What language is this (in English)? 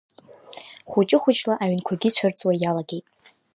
Abkhazian